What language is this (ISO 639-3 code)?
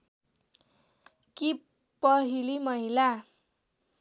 nep